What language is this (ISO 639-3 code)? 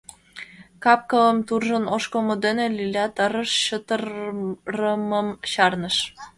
chm